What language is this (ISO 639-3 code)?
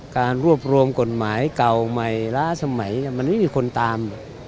tha